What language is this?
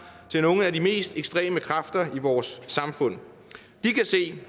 Danish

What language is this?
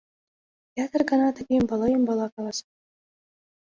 Mari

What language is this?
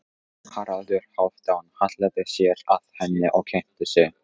Icelandic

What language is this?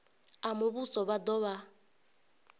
Venda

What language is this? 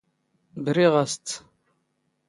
Standard Moroccan Tamazight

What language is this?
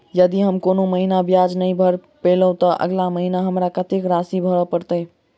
Maithili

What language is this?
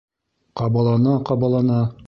Bashkir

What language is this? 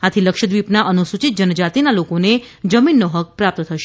Gujarati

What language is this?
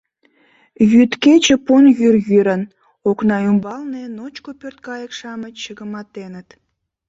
Mari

